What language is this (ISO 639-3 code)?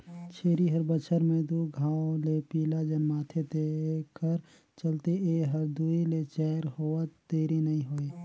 hne